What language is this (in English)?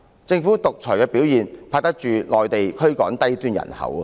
Cantonese